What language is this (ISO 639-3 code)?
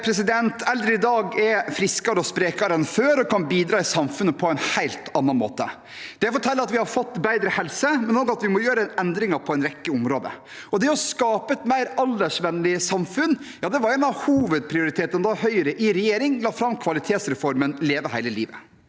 nor